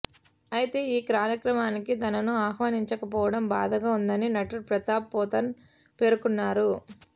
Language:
Telugu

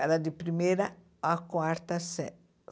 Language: Portuguese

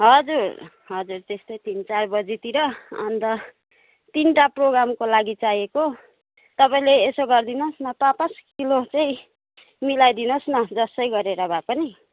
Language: Nepali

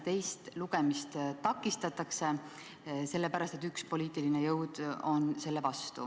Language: Estonian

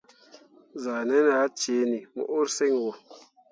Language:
Mundang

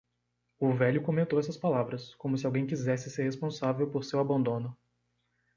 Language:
Portuguese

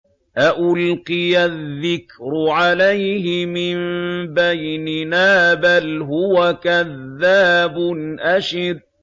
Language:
Arabic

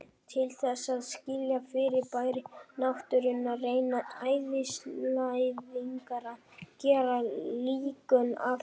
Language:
Icelandic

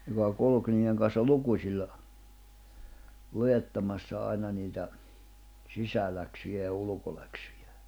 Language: Finnish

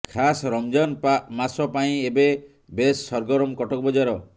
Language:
Odia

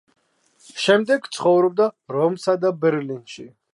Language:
Georgian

